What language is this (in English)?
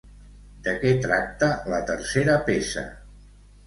Catalan